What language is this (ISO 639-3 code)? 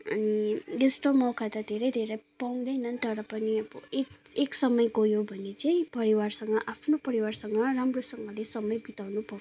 nep